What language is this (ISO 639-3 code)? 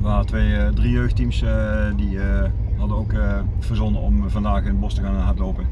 nld